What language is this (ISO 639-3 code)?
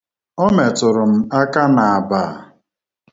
ibo